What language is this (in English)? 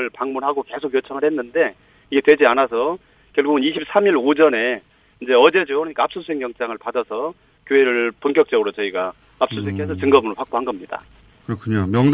Korean